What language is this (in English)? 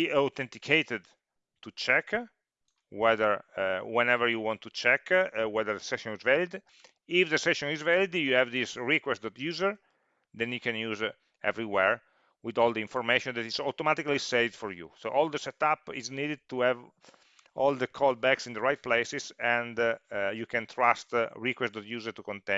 English